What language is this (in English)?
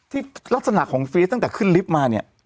Thai